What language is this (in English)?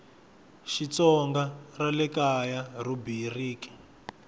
Tsonga